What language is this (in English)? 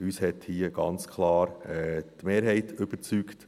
Swiss German